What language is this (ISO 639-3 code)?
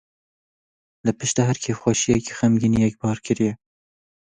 kur